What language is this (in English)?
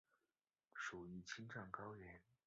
Chinese